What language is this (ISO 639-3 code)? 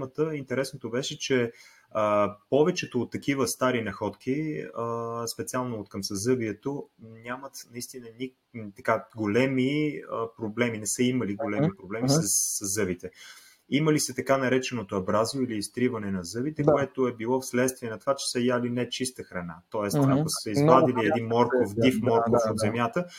bul